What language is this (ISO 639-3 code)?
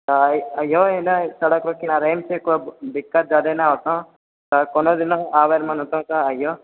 mai